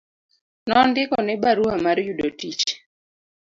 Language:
Luo (Kenya and Tanzania)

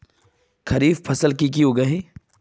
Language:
Magahi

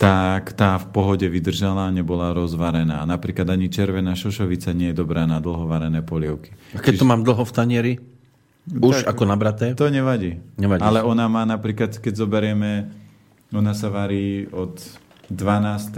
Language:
Slovak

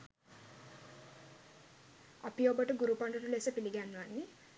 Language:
Sinhala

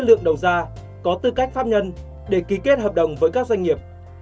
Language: Vietnamese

